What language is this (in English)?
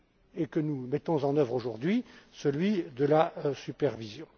French